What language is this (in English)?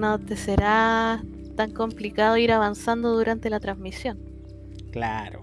Spanish